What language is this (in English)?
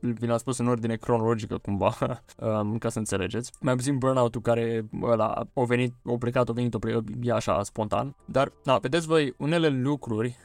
Romanian